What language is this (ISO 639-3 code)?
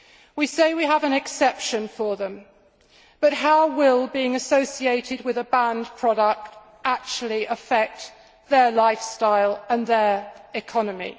eng